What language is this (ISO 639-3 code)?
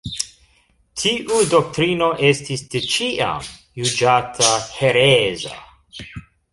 epo